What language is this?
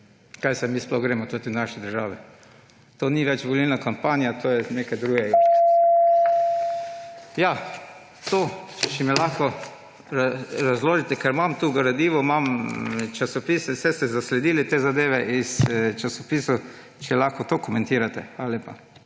Slovenian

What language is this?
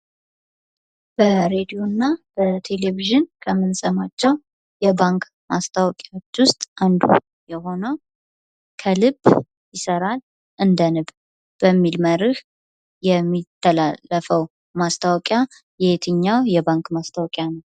Amharic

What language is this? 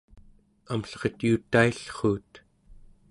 Central Yupik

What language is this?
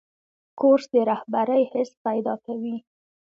Pashto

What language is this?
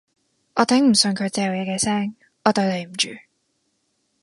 Cantonese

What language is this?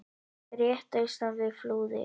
Icelandic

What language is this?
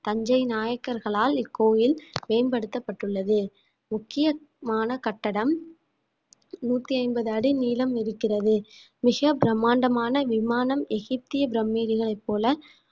Tamil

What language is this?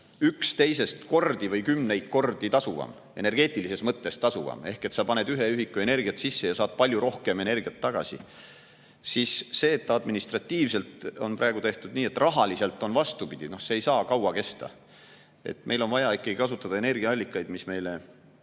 Estonian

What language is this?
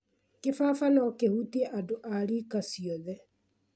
Kikuyu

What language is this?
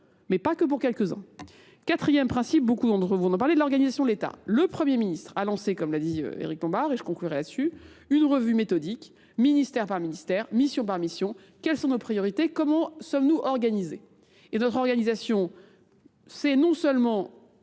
French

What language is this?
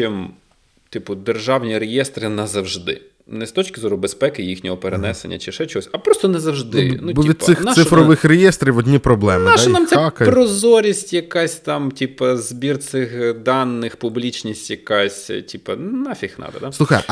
Ukrainian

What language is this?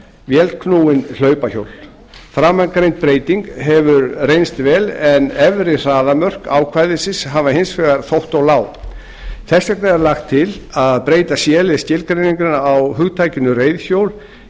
Icelandic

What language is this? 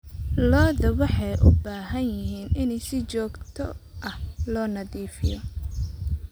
Somali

